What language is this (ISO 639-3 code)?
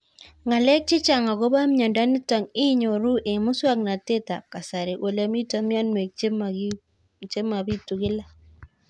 kln